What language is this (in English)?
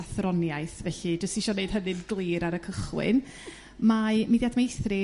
Welsh